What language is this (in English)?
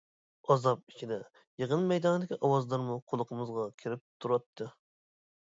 Uyghur